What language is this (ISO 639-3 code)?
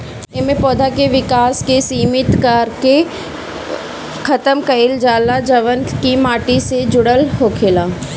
bho